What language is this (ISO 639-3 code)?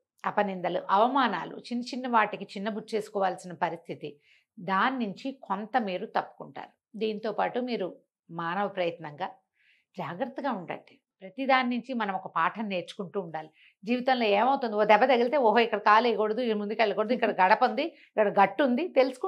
tel